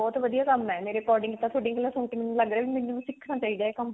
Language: Punjabi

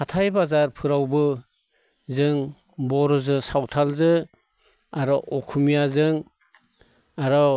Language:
Bodo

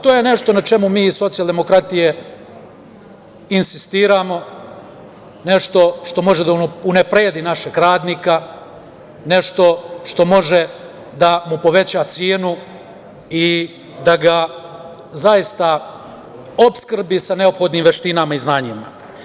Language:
Serbian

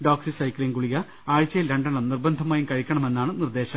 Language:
Malayalam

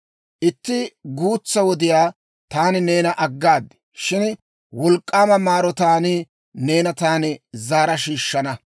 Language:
Dawro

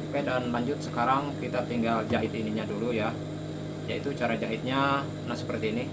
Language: Indonesian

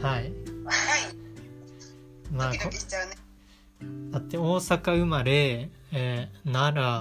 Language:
Japanese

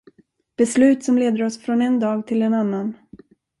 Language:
Swedish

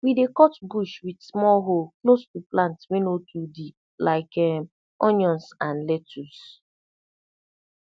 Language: Nigerian Pidgin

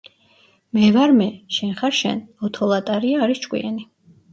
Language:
Georgian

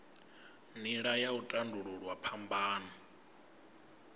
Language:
Venda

